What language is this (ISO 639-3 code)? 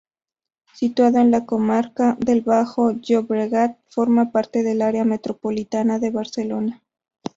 spa